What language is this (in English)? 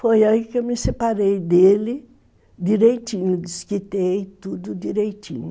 Portuguese